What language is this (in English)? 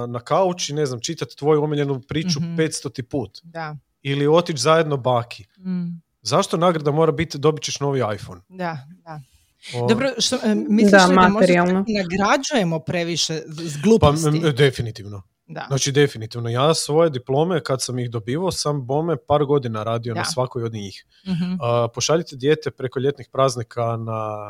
Croatian